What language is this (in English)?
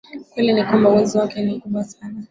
Swahili